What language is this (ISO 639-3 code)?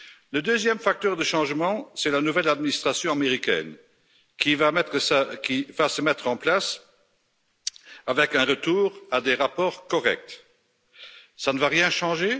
fra